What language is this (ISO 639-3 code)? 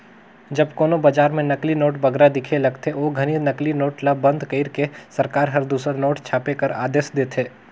hne